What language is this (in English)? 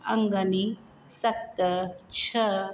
Sindhi